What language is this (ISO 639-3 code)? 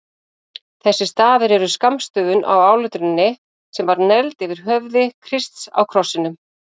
isl